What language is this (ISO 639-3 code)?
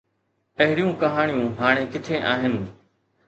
snd